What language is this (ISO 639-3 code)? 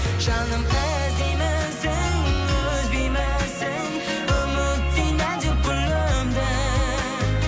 kaz